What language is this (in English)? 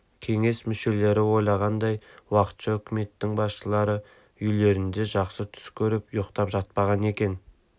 Kazakh